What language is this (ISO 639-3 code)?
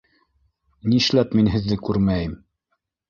bak